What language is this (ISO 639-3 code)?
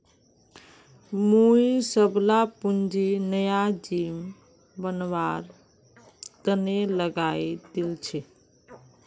mag